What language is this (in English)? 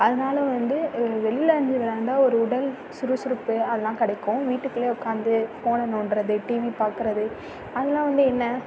Tamil